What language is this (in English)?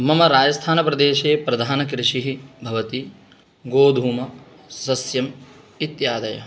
Sanskrit